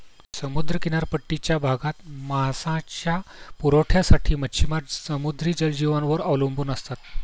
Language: Marathi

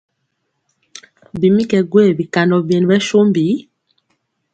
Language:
Mpiemo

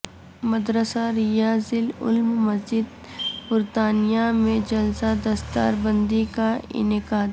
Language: Urdu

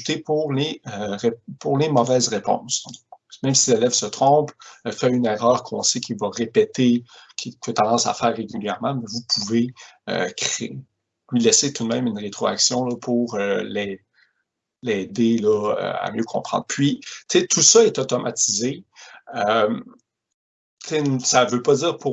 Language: French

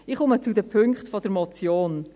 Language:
Swiss German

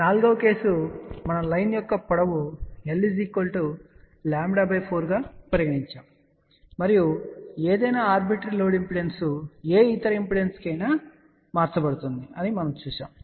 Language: Telugu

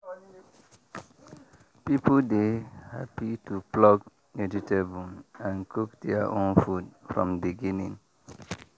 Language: Nigerian Pidgin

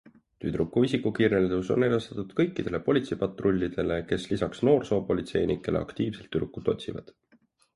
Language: Estonian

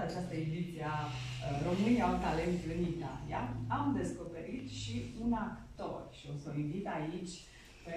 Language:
Romanian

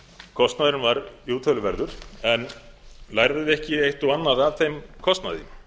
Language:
Icelandic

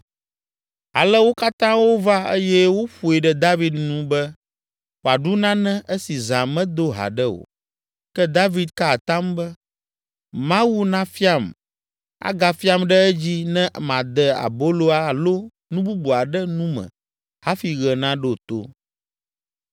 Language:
Ewe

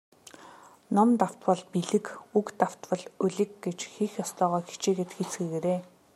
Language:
Mongolian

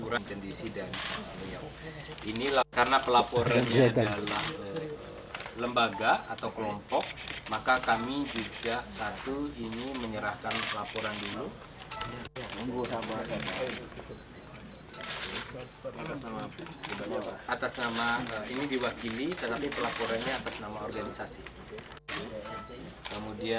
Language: Indonesian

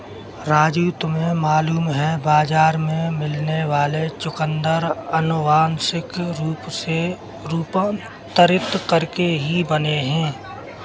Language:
Hindi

